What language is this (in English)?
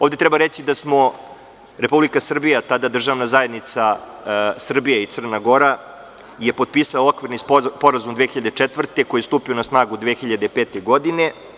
Serbian